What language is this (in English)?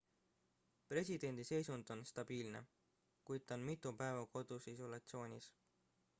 Estonian